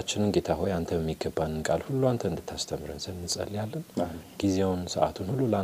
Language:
Amharic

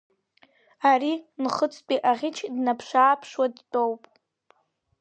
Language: Abkhazian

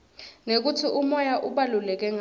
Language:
Swati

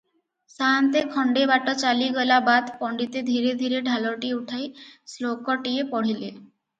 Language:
Odia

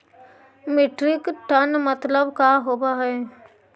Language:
Magahi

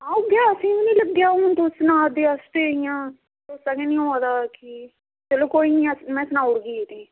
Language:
Dogri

